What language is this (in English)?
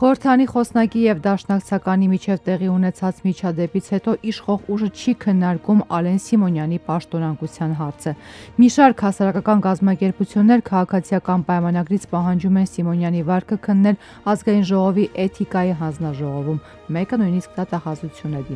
Turkish